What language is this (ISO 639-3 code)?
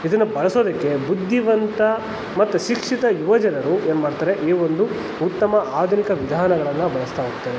kan